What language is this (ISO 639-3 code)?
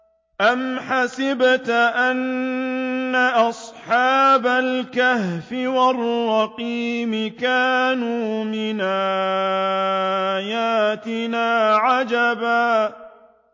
ara